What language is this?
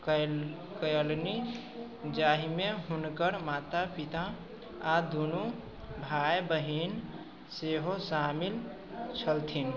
Maithili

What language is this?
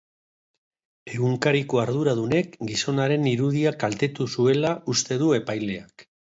Basque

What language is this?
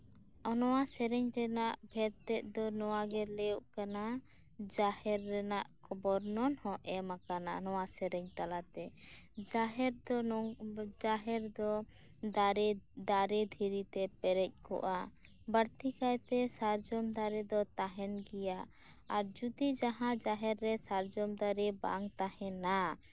Santali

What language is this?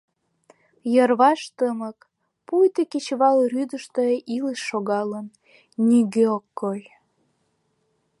Mari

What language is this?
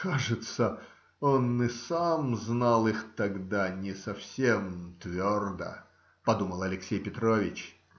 Russian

